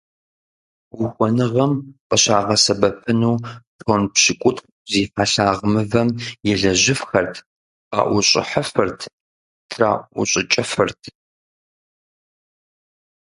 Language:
Kabardian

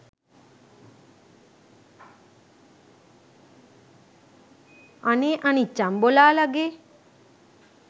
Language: Sinhala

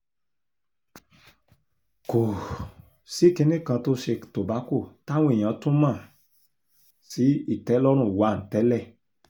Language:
Yoruba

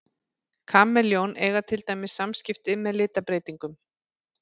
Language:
Icelandic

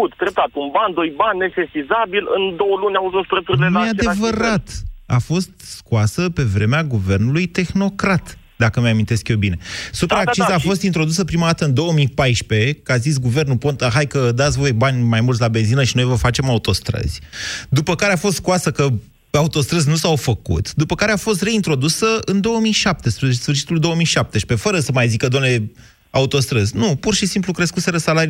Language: Romanian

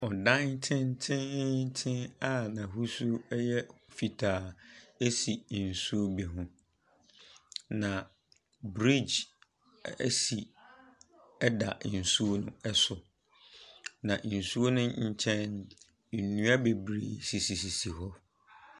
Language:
Akan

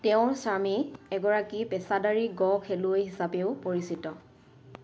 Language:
Assamese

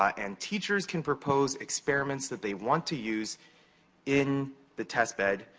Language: English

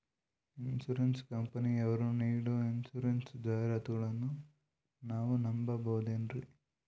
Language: Kannada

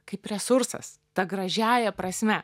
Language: Lithuanian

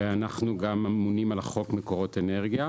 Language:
Hebrew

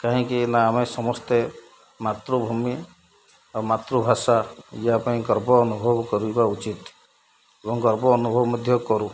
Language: Odia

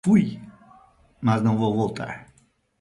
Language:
Portuguese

